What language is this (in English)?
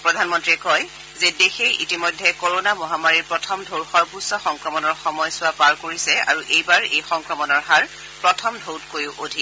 Assamese